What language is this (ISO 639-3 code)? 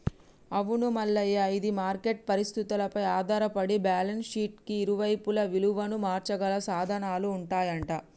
tel